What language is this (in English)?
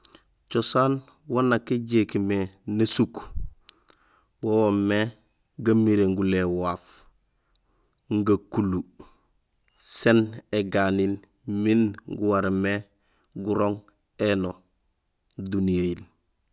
Gusilay